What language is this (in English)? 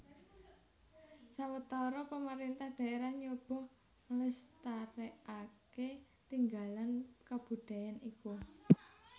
Javanese